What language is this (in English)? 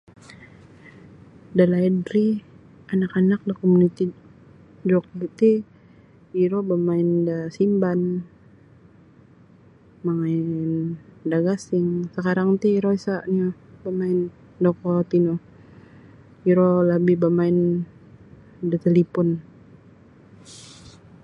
Sabah Bisaya